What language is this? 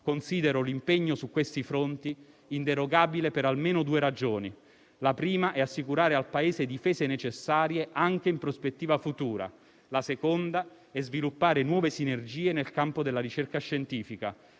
Italian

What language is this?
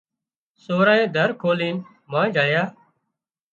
Wadiyara Koli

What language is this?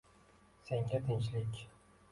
Uzbek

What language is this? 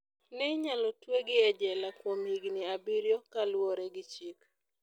Luo (Kenya and Tanzania)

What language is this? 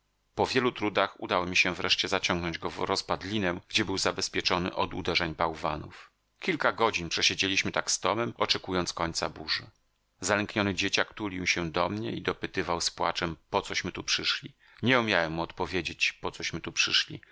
Polish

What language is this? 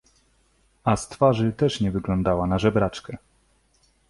Polish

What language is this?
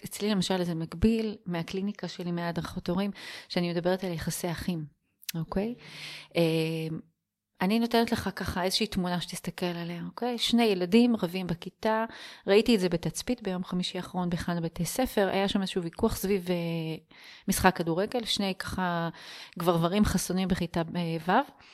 Hebrew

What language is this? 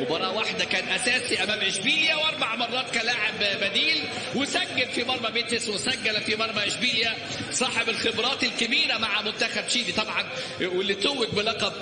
Arabic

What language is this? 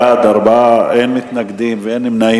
Hebrew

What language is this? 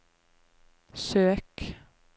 Norwegian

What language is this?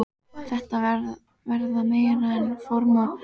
Icelandic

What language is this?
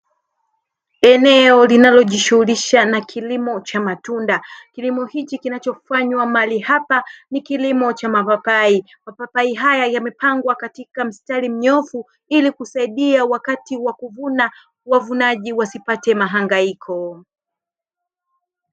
Swahili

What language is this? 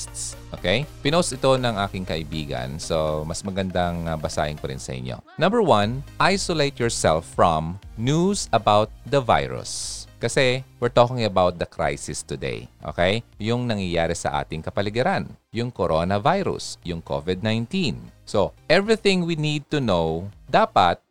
Filipino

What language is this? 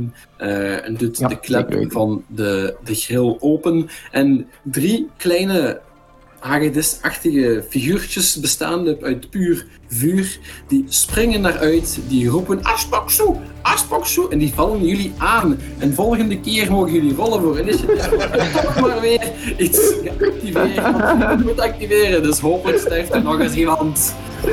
Dutch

